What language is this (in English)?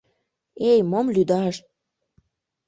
Mari